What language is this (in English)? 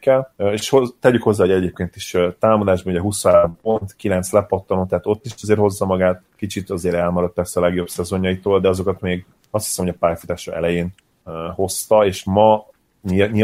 Hungarian